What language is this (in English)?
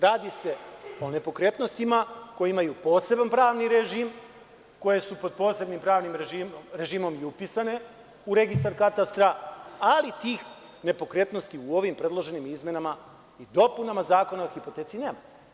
Serbian